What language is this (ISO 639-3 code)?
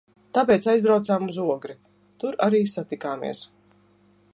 lav